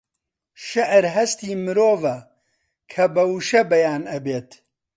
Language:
Central Kurdish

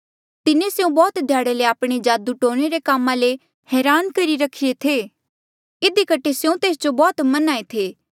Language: Mandeali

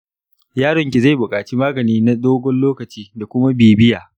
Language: Hausa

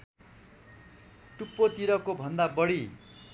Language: Nepali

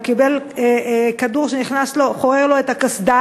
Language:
Hebrew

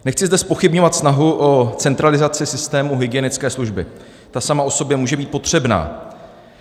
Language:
Czech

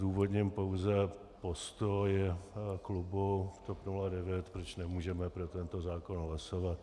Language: Czech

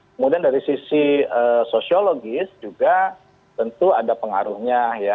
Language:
Indonesian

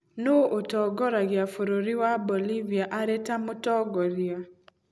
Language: Kikuyu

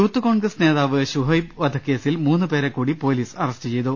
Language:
Malayalam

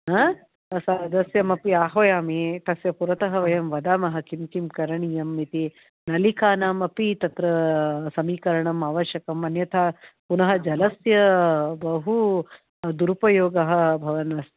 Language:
Sanskrit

